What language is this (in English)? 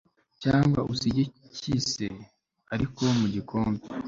Kinyarwanda